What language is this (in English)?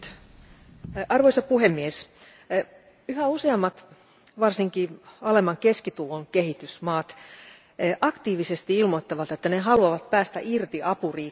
Finnish